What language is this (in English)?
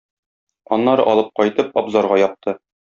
Tatar